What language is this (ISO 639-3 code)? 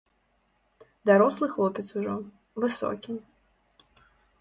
bel